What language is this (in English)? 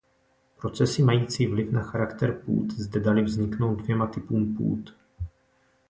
Czech